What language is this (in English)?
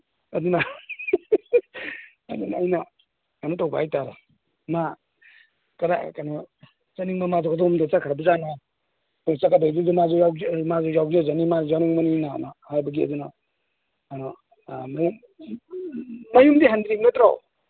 Manipuri